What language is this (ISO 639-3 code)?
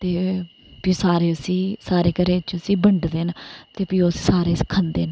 doi